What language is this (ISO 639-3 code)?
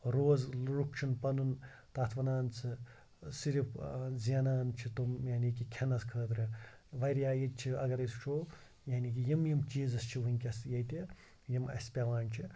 kas